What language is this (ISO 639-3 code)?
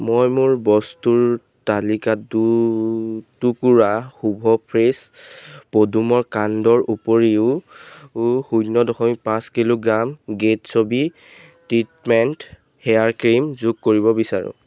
asm